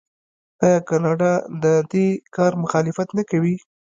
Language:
Pashto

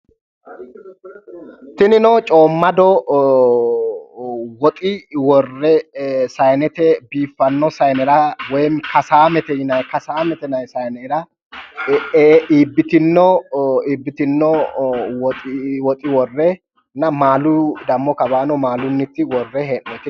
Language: Sidamo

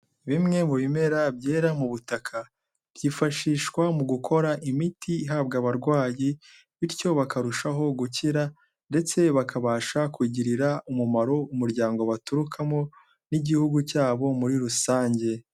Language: Kinyarwanda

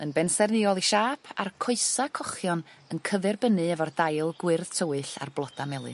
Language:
Welsh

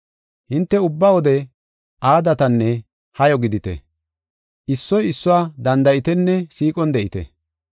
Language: Gofa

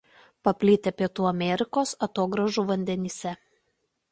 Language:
Lithuanian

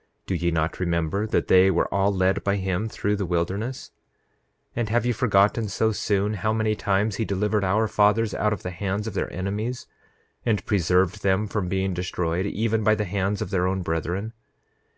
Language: English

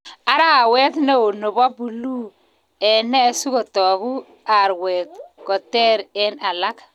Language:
Kalenjin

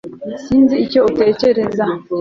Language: Kinyarwanda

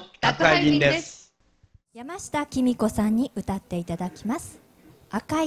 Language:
Japanese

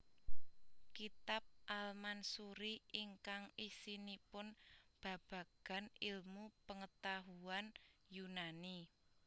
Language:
Javanese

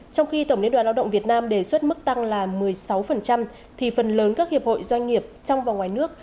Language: Vietnamese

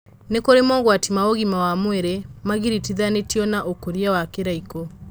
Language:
Kikuyu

